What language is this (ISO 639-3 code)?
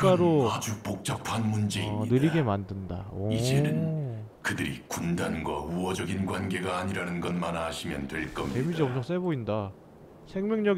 kor